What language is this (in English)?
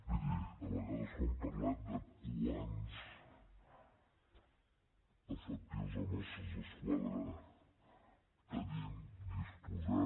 Catalan